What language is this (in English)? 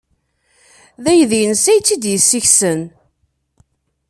Kabyle